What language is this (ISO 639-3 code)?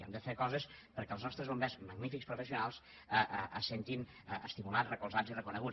cat